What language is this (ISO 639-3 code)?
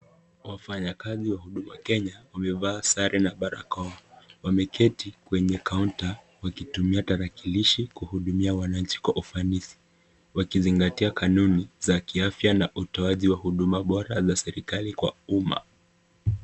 swa